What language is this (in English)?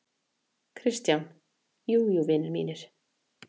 Icelandic